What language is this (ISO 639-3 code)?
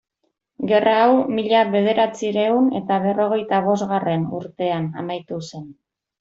eus